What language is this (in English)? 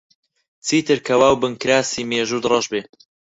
Central Kurdish